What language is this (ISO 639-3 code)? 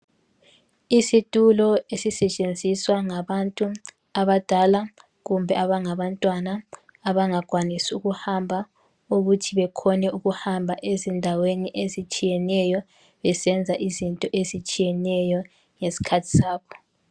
nde